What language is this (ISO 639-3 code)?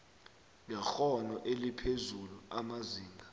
nbl